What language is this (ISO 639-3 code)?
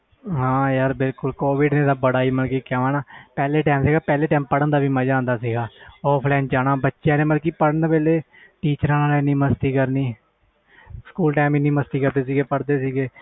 pan